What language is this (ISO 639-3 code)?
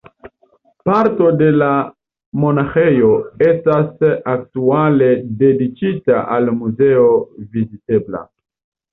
epo